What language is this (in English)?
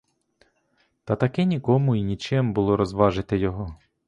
Ukrainian